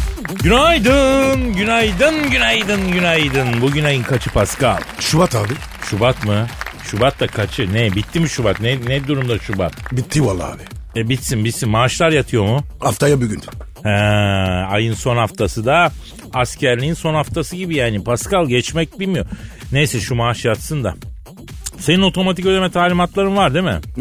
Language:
Turkish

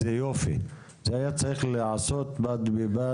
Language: Hebrew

